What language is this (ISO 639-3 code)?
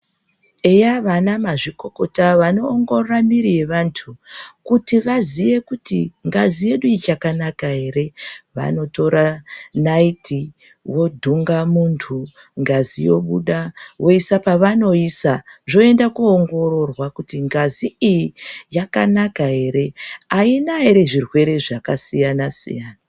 ndc